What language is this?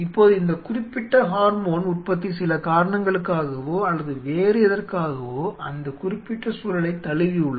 Tamil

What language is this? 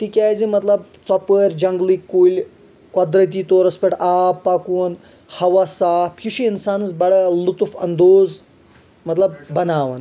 Kashmiri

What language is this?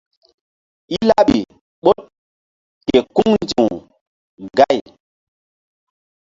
Mbum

